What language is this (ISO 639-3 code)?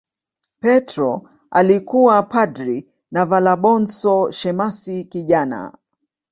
swa